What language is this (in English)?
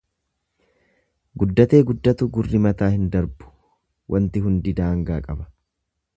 Oromo